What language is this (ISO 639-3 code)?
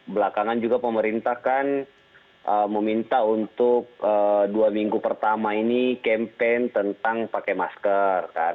ind